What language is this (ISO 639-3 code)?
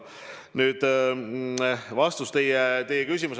est